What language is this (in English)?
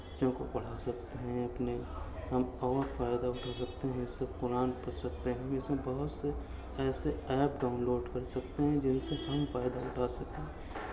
Urdu